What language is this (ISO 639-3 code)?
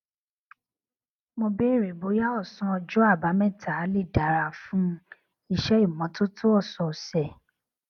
yor